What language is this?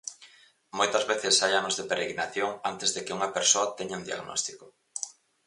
Galician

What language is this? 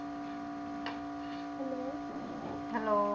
Punjabi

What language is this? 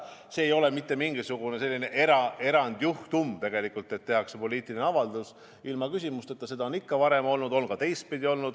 Estonian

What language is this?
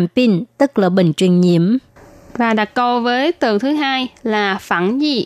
Vietnamese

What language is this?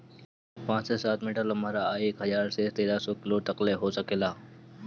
Bhojpuri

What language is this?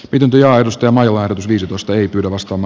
Finnish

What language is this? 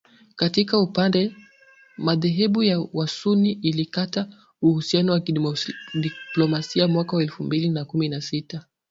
Swahili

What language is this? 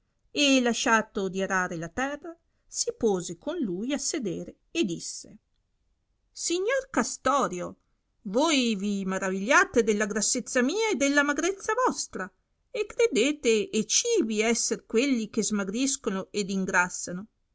Italian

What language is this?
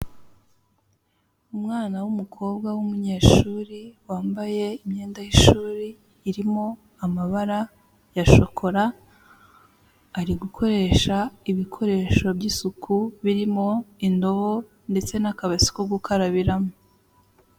Kinyarwanda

